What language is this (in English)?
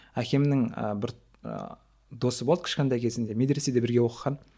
Kazakh